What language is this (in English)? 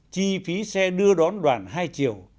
Vietnamese